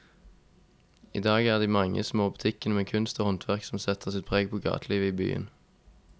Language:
Norwegian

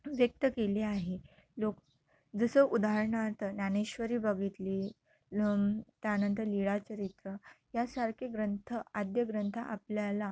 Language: Marathi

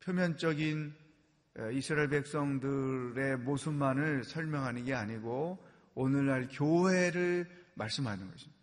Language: Korean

